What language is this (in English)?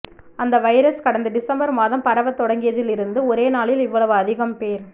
Tamil